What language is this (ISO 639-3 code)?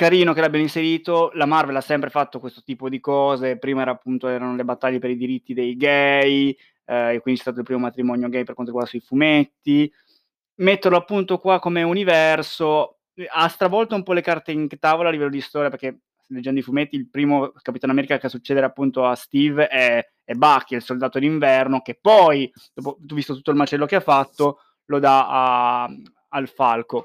ita